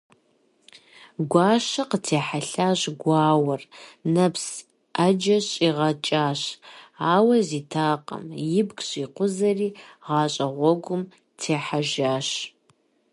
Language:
Kabardian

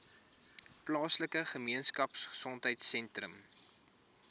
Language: Afrikaans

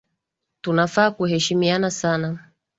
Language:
Swahili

